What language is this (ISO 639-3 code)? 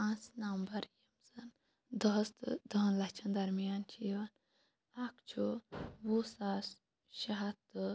kas